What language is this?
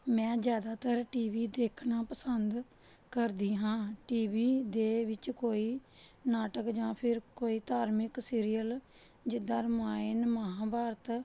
Punjabi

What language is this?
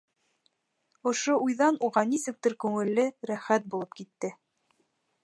Bashkir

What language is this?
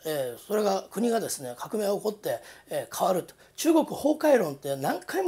Japanese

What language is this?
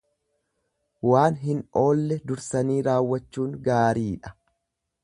Oromo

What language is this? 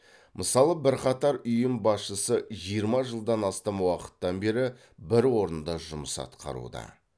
Kazakh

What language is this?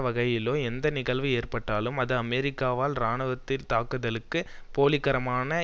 Tamil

